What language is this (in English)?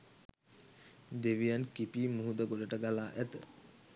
Sinhala